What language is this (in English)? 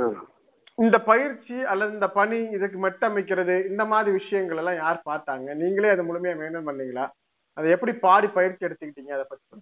Tamil